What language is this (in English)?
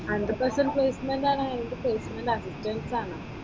Malayalam